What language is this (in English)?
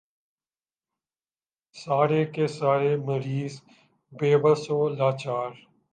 Urdu